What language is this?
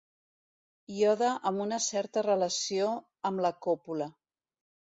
Catalan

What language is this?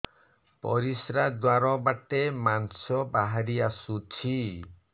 Odia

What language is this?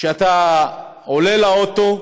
Hebrew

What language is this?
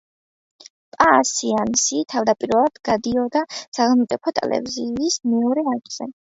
Georgian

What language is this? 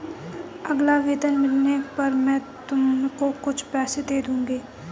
Hindi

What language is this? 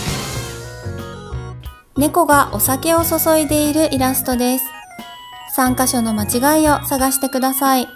Japanese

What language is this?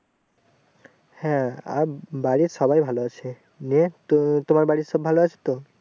Bangla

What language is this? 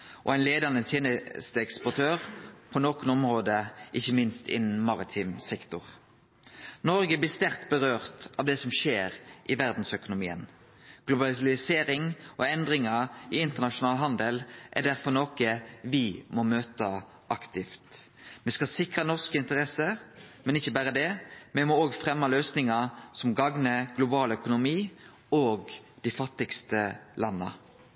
Norwegian Nynorsk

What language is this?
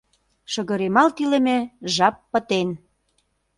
Mari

